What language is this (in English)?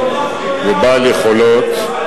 Hebrew